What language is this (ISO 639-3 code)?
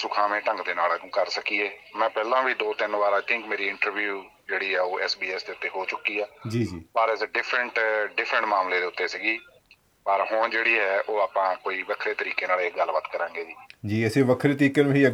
pan